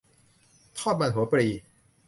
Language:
Thai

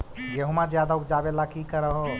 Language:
Magahi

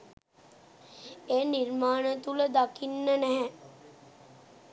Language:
Sinhala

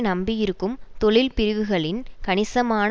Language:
Tamil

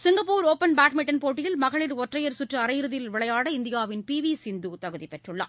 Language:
Tamil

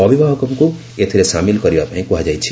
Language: Odia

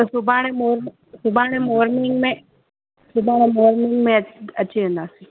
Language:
Sindhi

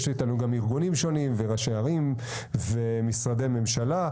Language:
Hebrew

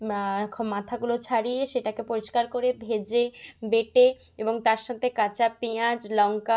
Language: Bangla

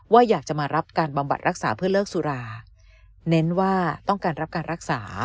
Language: Thai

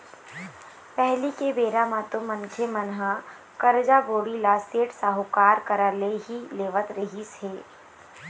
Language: Chhattisgarhi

